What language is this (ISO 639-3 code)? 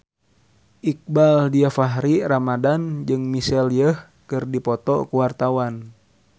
sun